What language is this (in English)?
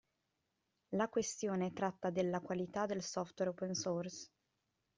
Italian